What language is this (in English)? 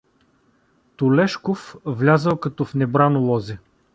Bulgarian